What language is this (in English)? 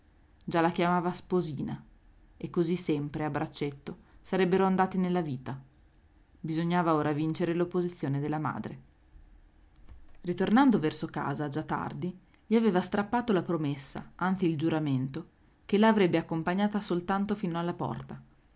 Italian